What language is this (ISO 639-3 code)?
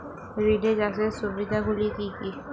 ben